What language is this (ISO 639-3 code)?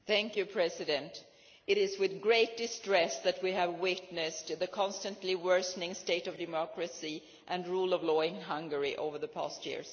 eng